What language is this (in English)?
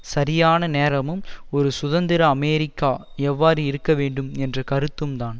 Tamil